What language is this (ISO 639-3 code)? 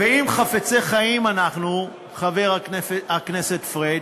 heb